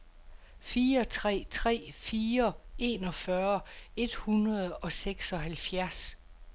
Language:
Danish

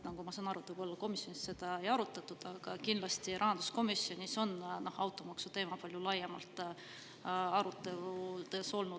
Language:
Estonian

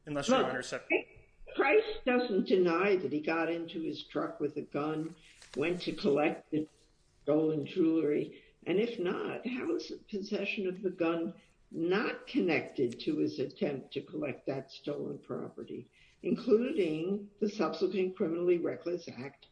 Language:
English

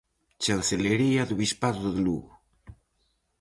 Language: Galician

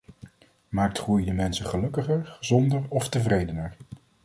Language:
Dutch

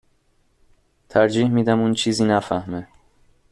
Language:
Persian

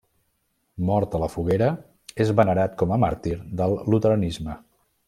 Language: Catalan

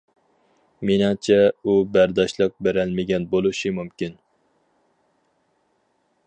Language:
Uyghur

